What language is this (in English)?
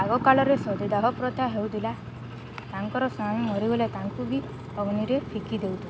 Odia